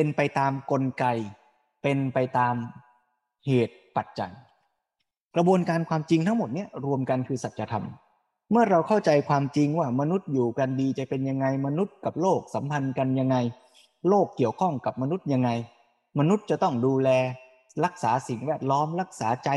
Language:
Thai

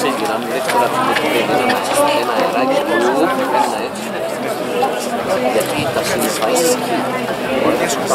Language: Greek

